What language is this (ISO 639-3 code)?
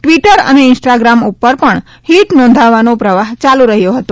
guj